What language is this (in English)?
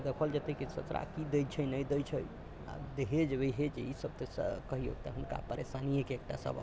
Maithili